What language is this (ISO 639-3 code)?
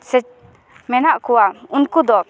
sat